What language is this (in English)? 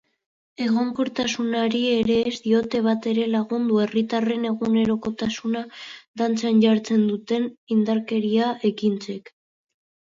Basque